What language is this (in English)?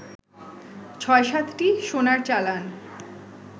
Bangla